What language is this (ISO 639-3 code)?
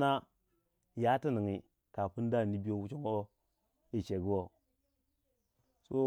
wja